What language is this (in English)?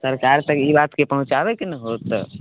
Maithili